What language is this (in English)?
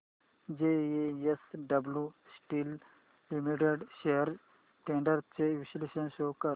Marathi